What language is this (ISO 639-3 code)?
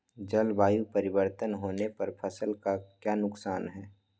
mag